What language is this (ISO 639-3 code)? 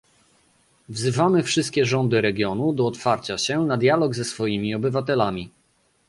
pol